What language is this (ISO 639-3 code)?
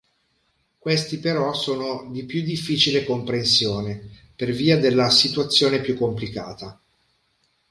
ita